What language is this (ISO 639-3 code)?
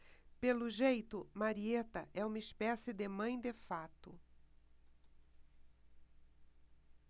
por